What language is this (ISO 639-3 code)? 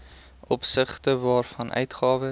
afr